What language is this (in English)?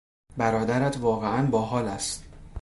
Persian